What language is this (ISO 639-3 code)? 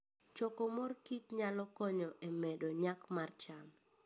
luo